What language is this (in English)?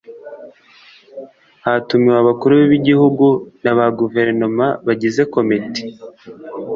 Kinyarwanda